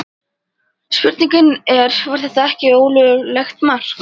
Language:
Icelandic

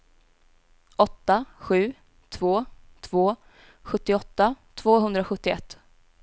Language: Swedish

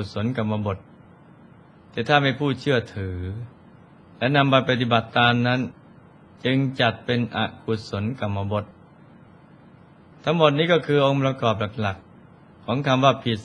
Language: Thai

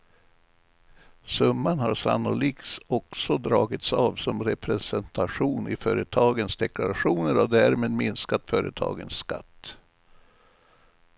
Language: Swedish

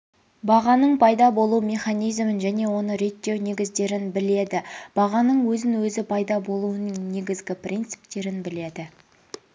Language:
Kazakh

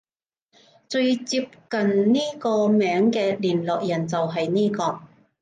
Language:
Cantonese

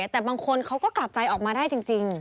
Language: Thai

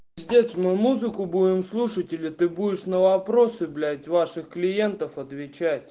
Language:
Russian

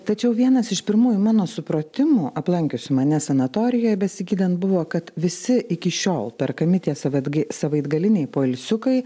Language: Lithuanian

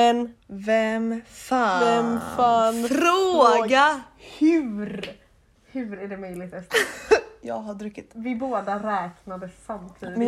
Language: Swedish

